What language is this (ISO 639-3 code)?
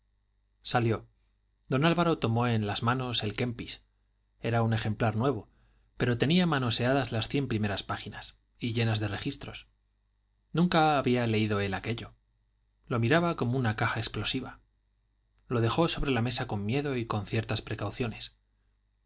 spa